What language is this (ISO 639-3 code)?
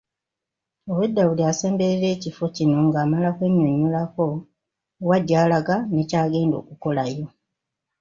lug